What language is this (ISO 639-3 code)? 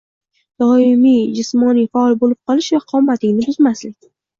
uzb